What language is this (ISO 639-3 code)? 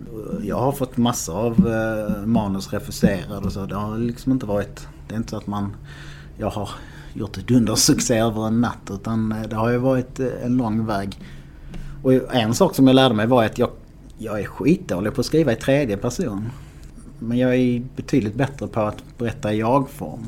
swe